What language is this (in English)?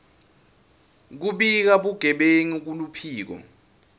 Swati